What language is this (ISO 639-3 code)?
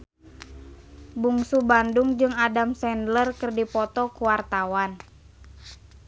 sun